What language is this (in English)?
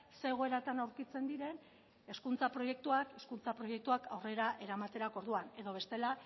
Basque